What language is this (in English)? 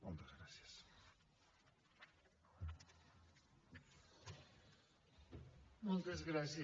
Catalan